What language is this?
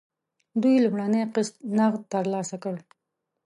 Pashto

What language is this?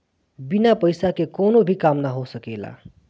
Bhojpuri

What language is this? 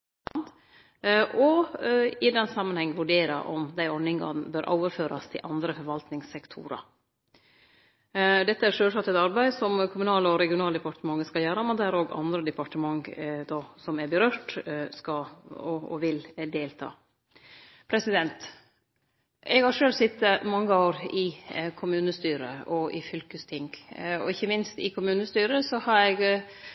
Norwegian Nynorsk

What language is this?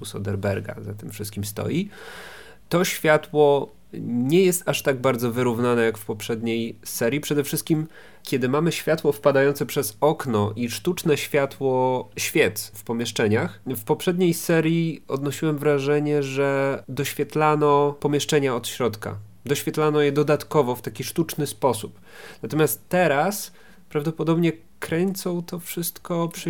Polish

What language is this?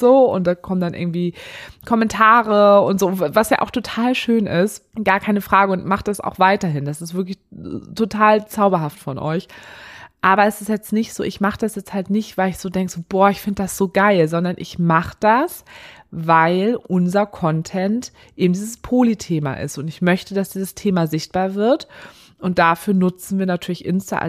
German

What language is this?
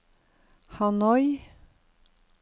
Norwegian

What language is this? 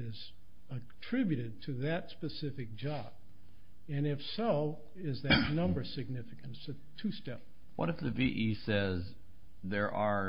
English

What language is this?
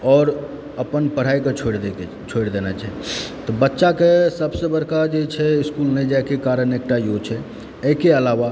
Maithili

